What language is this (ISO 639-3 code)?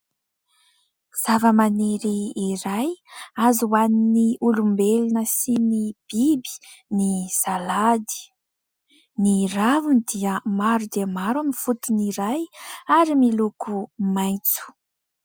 mlg